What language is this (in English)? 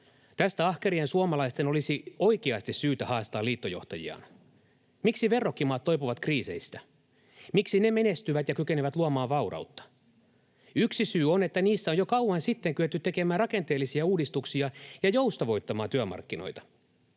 Finnish